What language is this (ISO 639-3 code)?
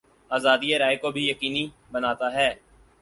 urd